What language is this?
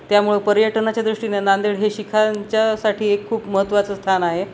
Marathi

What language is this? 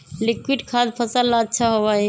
Magahi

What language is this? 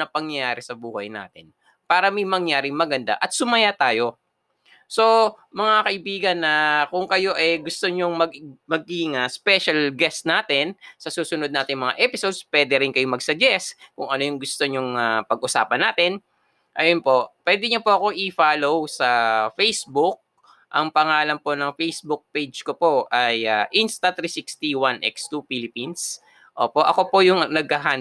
Filipino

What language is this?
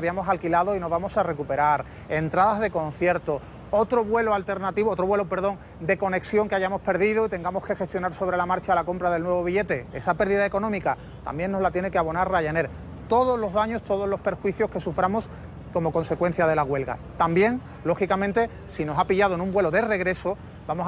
Spanish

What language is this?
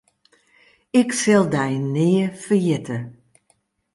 Western Frisian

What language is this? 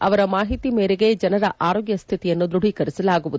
Kannada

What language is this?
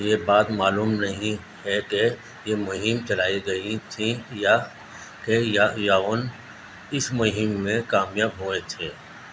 Urdu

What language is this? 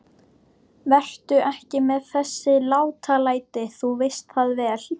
Icelandic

